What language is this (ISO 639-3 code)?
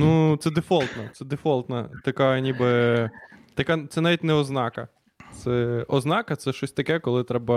ukr